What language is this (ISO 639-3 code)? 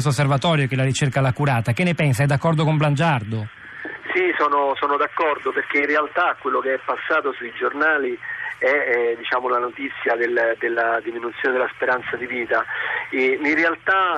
ita